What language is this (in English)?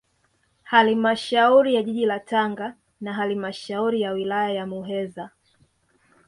Swahili